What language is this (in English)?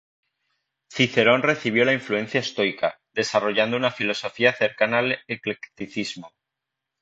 Spanish